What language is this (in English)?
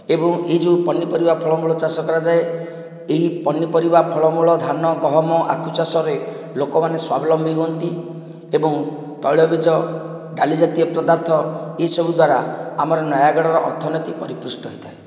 Odia